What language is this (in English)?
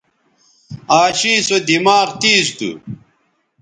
Bateri